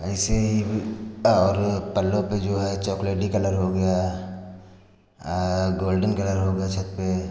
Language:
Hindi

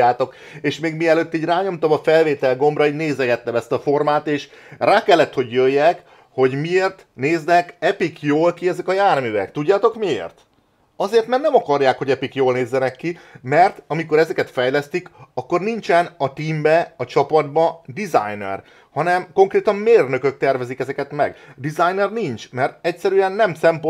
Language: Hungarian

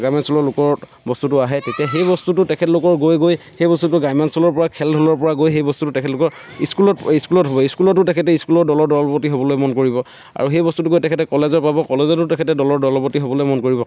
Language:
Assamese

